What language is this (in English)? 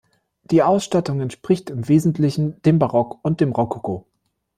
German